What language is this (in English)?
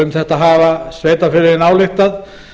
Icelandic